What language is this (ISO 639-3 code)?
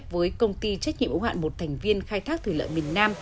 vie